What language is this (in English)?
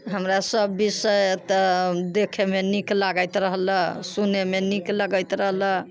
Maithili